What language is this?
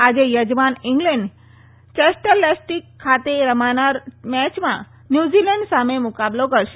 Gujarati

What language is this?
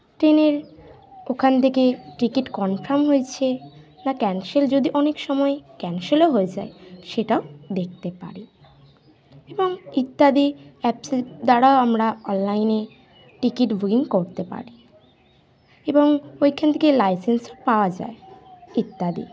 Bangla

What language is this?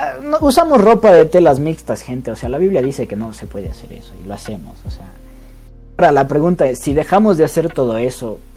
Spanish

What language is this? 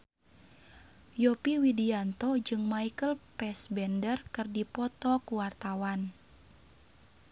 Sundanese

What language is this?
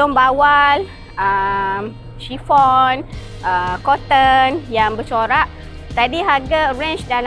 Malay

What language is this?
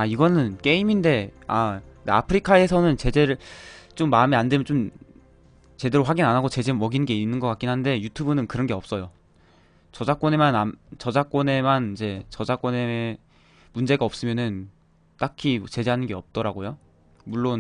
Korean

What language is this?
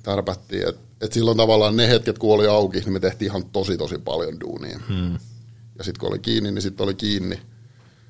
Finnish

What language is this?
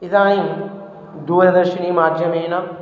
Sanskrit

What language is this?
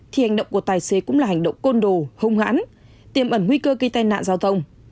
Vietnamese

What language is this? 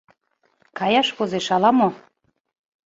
Mari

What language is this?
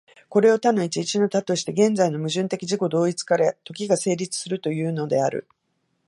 Japanese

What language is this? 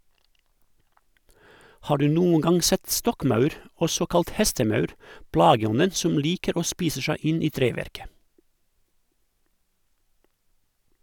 Norwegian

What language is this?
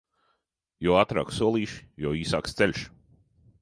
Latvian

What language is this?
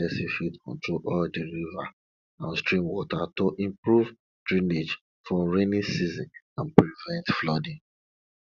Nigerian Pidgin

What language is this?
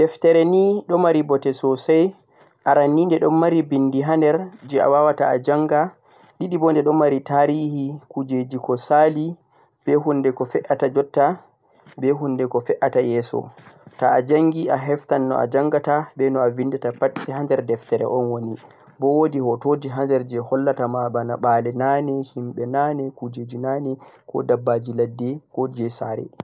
Central-Eastern Niger Fulfulde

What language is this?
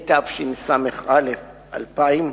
Hebrew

